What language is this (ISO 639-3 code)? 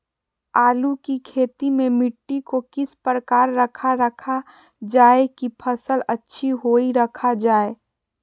mag